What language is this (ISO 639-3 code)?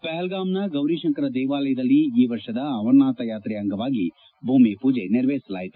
kan